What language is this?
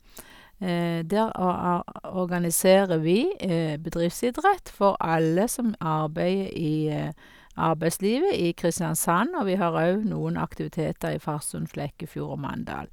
Norwegian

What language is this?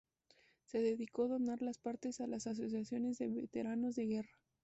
Spanish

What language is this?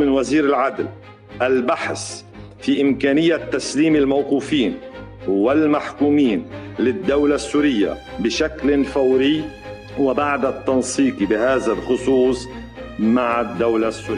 Arabic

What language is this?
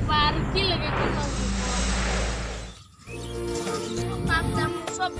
Indonesian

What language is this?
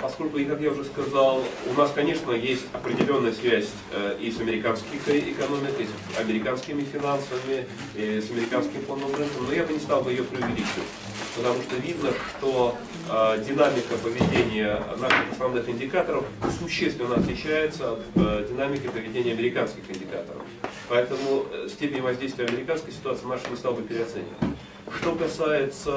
Russian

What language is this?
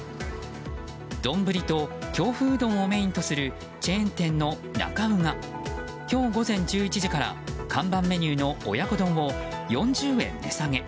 Japanese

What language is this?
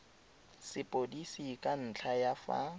Tswana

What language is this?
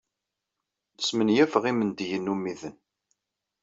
Kabyle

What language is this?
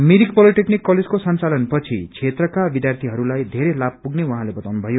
Nepali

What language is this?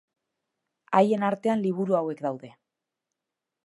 Basque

